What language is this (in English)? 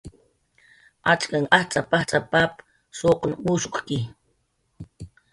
Jaqaru